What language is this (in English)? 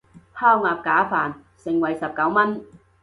Cantonese